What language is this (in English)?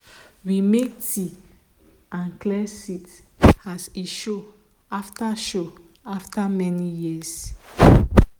Nigerian Pidgin